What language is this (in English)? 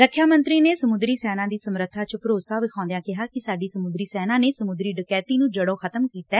Punjabi